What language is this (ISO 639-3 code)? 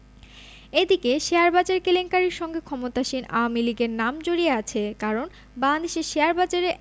ben